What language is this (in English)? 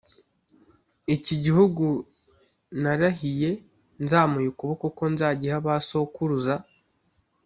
Kinyarwanda